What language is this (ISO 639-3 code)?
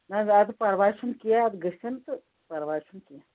kas